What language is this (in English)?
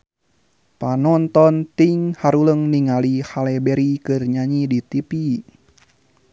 Sundanese